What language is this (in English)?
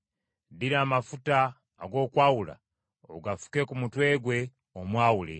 Ganda